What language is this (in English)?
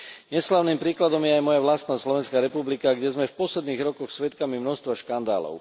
Slovak